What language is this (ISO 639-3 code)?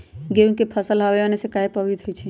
mag